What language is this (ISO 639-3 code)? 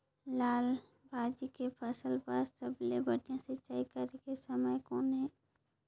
hne